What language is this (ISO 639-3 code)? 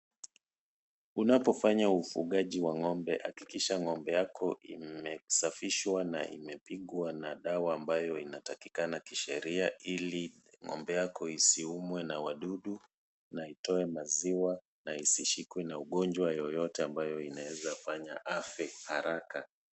swa